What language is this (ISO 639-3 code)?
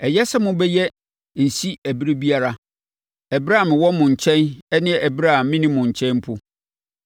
aka